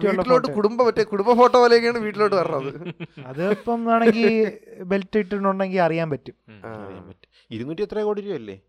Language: Malayalam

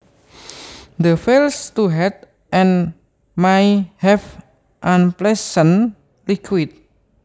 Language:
Javanese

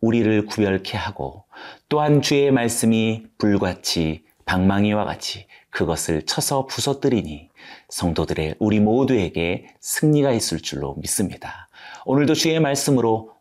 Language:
Korean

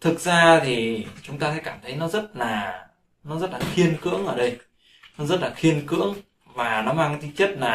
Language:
Vietnamese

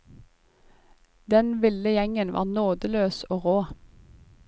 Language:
Norwegian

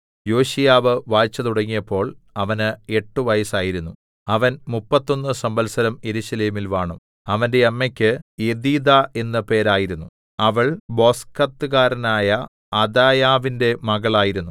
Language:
Malayalam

